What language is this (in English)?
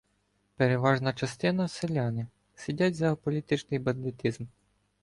Ukrainian